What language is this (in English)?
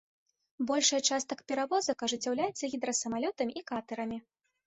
Belarusian